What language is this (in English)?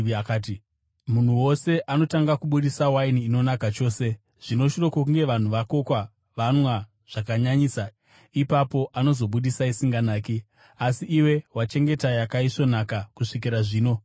Shona